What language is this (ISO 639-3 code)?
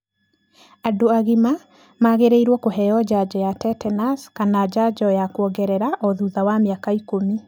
kik